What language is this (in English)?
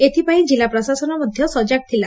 Odia